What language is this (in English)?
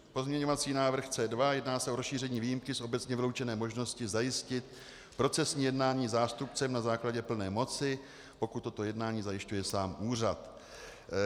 Czech